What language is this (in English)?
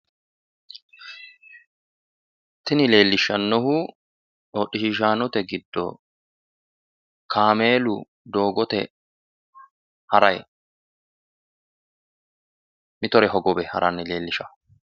Sidamo